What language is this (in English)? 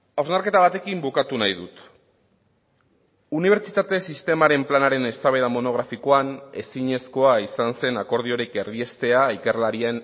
Basque